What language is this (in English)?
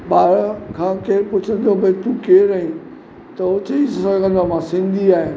Sindhi